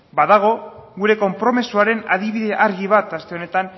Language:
Basque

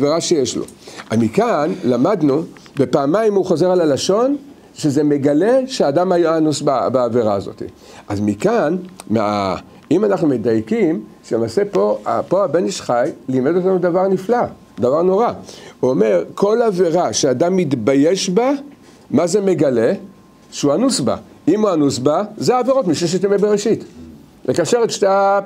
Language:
Hebrew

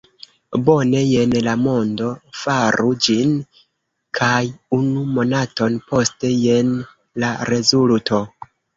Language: Esperanto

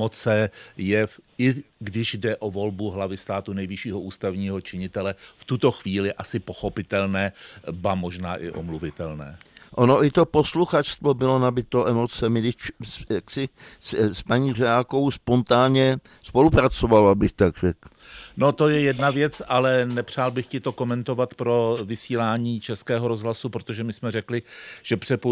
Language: Czech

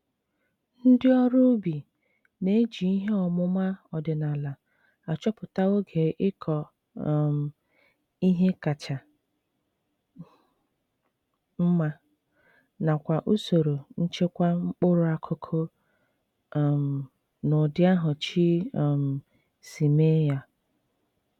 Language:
Igbo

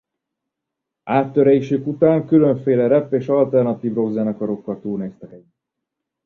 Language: Hungarian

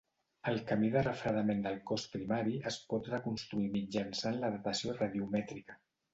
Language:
Catalan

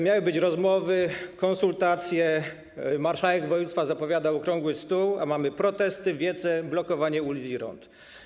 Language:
Polish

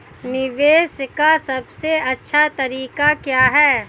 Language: Hindi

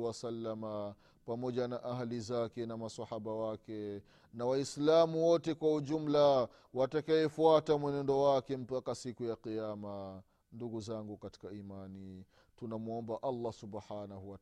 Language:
Swahili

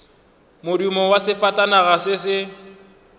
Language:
Northern Sotho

